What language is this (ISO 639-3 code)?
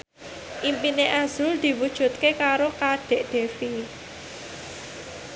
jav